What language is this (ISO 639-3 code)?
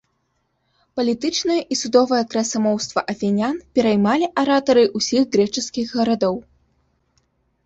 bel